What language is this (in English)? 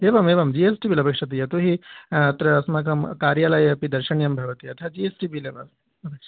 Sanskrit